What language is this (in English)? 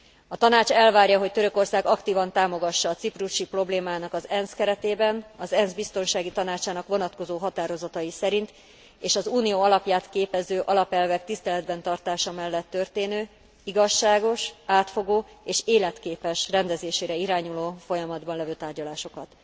Hungarian